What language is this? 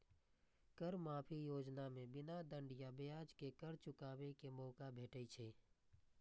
Maithili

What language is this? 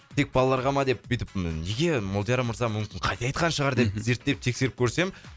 Kazakh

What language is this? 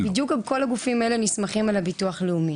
Hebrew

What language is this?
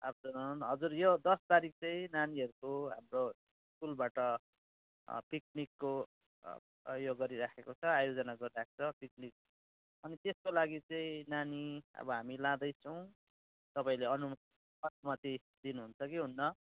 Nepali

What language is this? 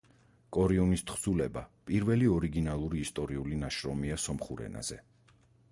Georgian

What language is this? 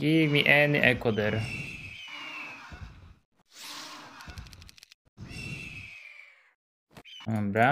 Polish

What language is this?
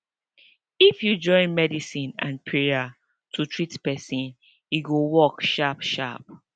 Nigerian Pidgin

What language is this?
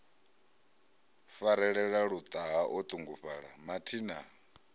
Venda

